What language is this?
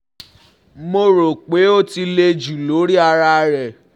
Yoruba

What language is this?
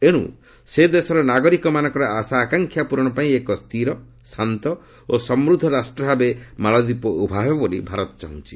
Odia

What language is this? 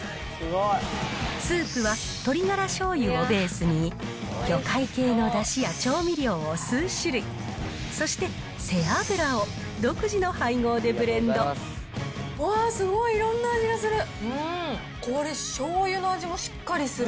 Japanese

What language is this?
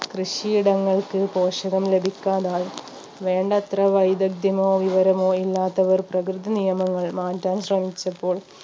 Malayalam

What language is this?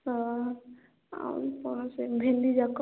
Odia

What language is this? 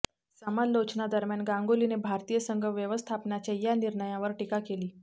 Marathi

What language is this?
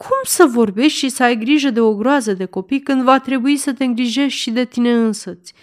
Romanian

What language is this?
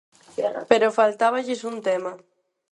Galician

